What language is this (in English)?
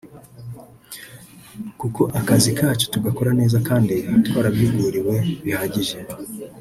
Kinyarwanda